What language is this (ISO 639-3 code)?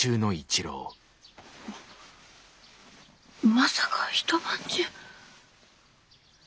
jpn